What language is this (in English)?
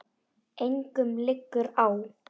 Icelandic